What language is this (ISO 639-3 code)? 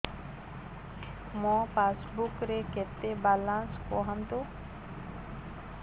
ori